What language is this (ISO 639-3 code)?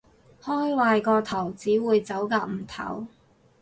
yue